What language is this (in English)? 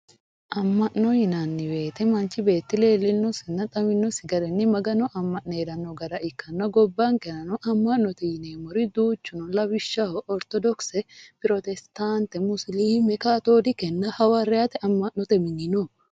Sidamo